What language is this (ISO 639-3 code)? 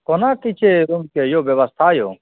mai